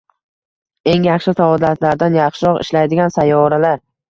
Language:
Uzbek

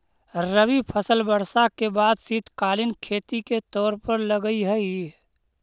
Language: Magahi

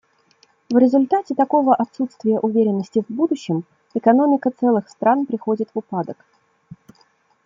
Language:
Russian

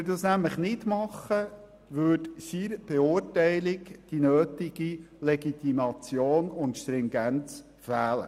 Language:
Swiss German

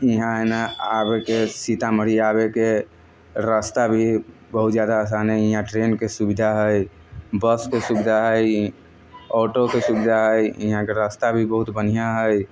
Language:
Maithili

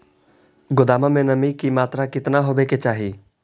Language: Magahi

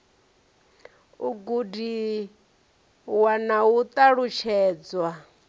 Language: Venda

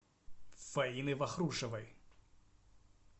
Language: Russian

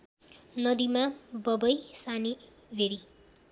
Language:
Nepali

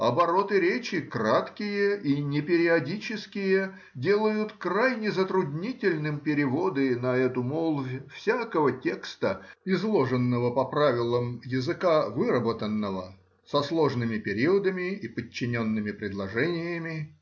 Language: Russian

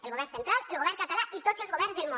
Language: Catalan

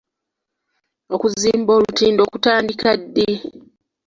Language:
Ganda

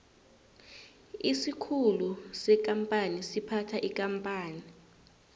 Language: South Ndebele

